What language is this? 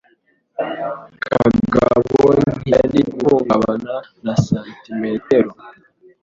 Kinyarwanda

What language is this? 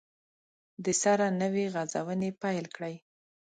Pashto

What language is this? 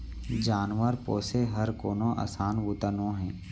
Chhattisgarhi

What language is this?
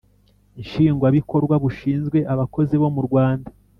Kinyarwanda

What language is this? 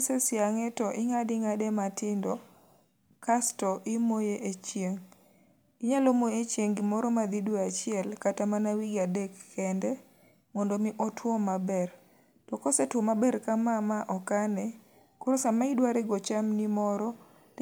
Luo (Kenya and Tanzania)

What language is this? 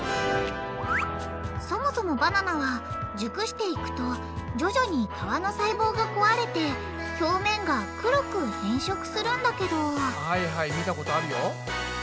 Japanese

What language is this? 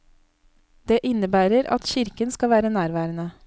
Norwegian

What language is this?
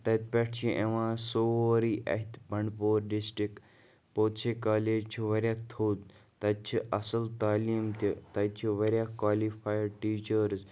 Kashmiri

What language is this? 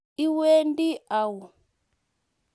Kalenjin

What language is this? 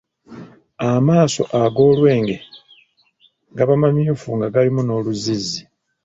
Ganda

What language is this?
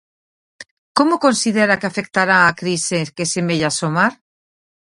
Galician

